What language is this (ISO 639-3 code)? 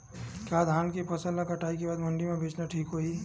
hne